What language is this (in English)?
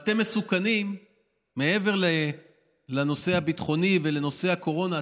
Hebrew